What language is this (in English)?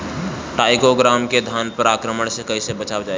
Bhojpuri